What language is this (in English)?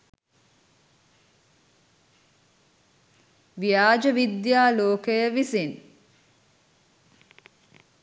Sinhala